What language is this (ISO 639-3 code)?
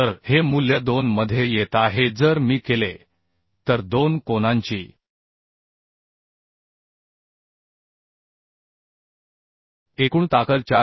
mar